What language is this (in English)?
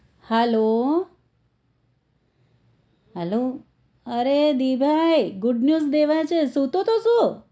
Gujarati